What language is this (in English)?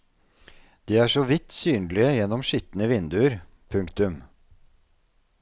Norwegian